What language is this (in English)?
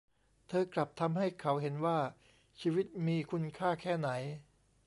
Thai